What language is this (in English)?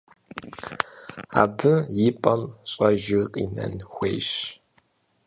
Kabardian